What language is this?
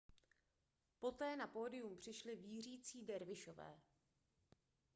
Czech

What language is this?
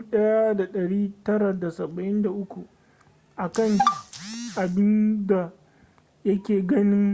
Hausa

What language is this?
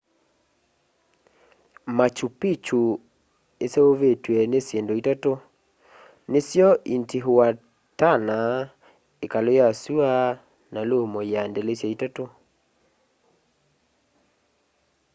Kamba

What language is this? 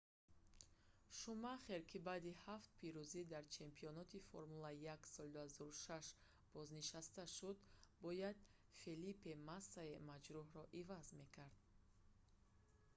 Tajik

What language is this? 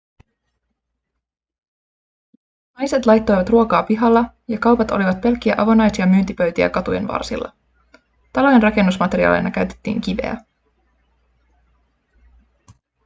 Finnish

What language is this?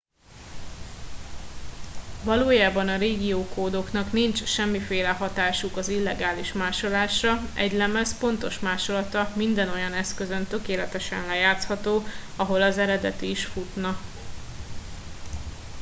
Hungarian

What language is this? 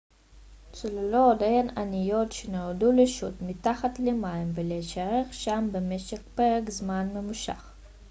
Hebrew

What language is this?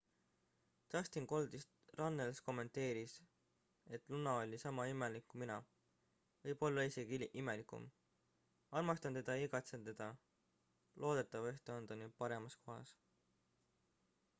Estonian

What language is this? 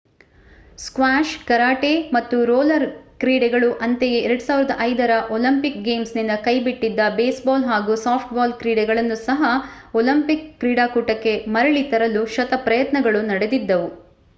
Kannada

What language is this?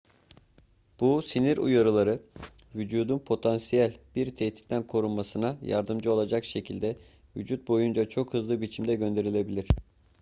Turkish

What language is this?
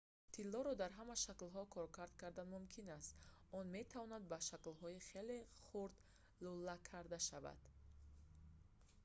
Tajik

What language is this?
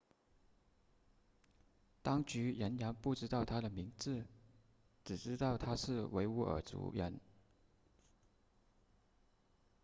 Chinese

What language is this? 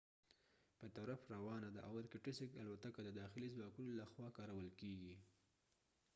Pashto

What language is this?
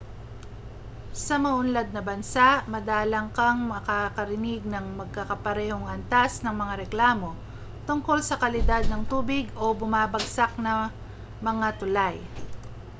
Filipino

